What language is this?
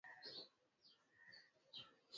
Swahili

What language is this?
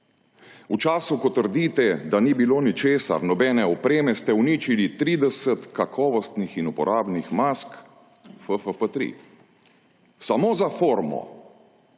Slovenian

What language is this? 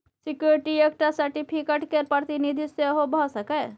Maithili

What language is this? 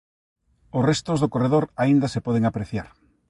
Galician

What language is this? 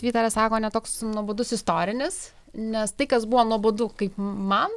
Lithuanian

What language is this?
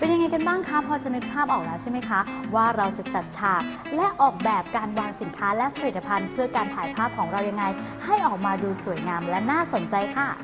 Thai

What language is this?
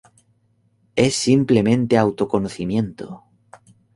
Spanish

